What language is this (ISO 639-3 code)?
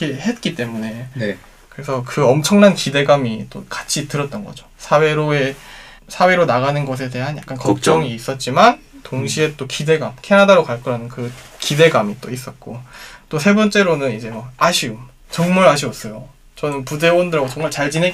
kor